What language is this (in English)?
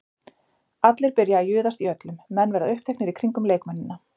Icelandic